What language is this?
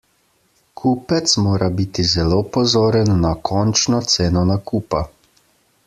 Slovenian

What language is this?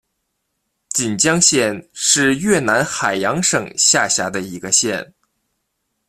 Chinese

